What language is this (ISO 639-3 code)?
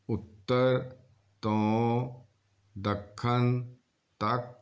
pan